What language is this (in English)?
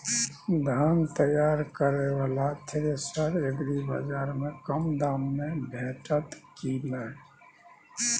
Maithili